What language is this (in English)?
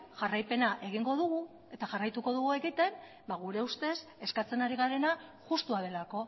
Basque